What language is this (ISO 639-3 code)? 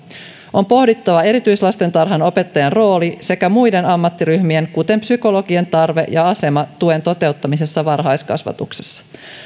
fin